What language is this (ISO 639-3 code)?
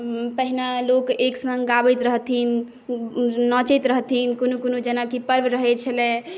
mai